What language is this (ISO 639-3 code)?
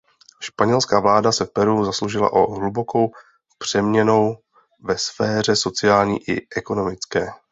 ces